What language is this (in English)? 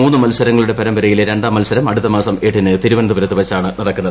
Malayalam